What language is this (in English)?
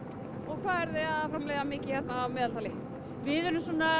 Icelandic